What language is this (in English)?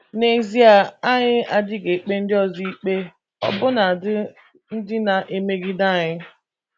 Igbo